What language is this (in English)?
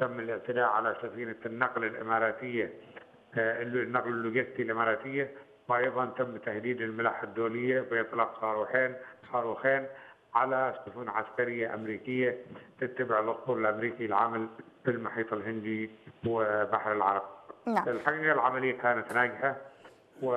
Arabic